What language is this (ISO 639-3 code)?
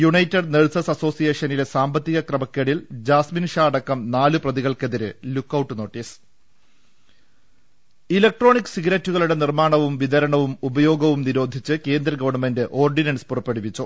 mal